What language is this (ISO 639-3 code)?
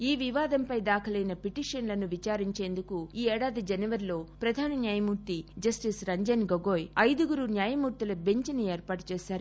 tel